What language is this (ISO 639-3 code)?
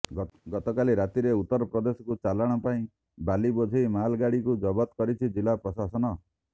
ori